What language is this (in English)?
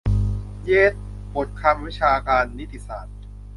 Thai